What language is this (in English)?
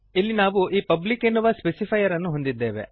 Kannada